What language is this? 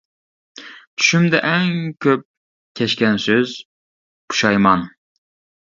Uyghur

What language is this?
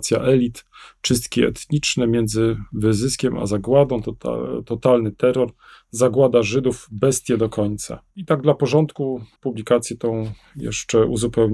Polish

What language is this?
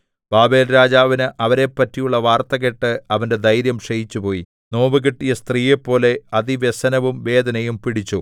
Malayalam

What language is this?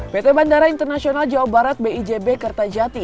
Indonesian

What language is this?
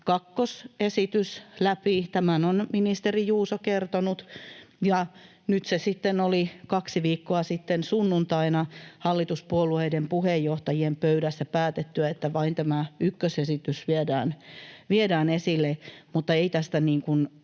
Finnish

